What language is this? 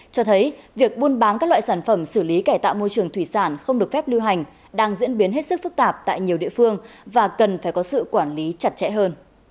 Vietnamese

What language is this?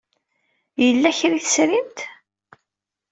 Kabyle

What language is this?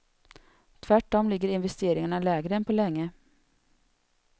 Swedish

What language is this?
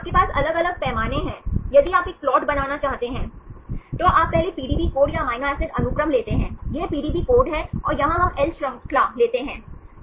Hindi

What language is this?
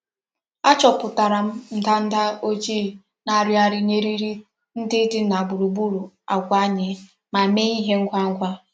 Igbo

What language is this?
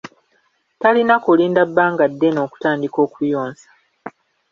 Ganda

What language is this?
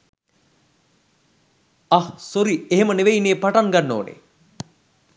Sinhala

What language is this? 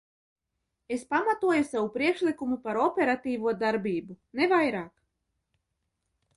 Latvian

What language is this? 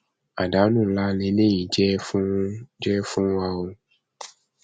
Yoruba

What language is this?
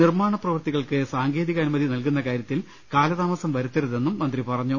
Malayalam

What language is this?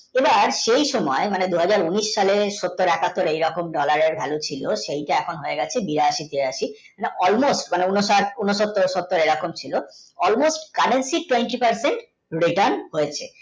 Bangla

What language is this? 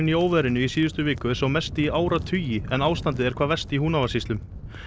Icelandic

